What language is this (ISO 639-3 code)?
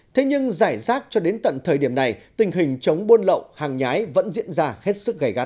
vie